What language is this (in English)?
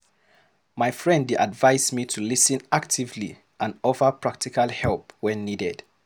Nigerian Pidgin